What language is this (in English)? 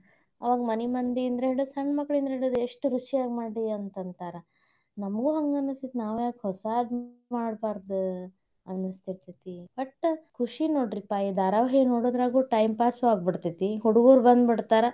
Kannada